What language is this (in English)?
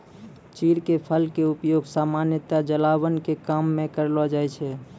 Maithili